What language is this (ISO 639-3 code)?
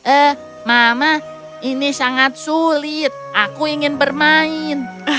ind